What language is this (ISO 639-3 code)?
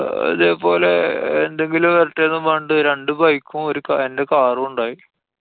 mal